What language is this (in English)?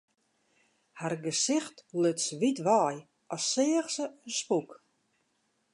Western Frisian